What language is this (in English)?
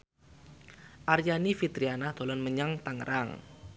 Javanese